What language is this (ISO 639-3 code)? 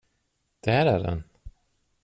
swe